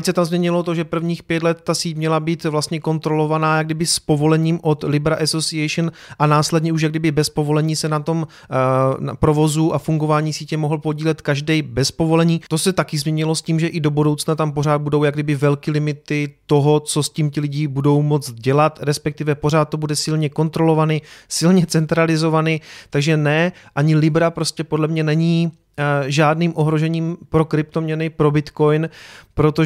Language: Czech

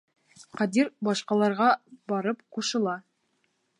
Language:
Bashkir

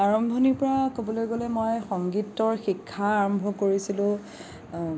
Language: Assamese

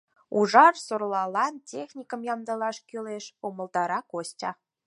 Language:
Mari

